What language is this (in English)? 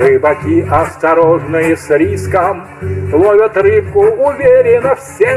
Russian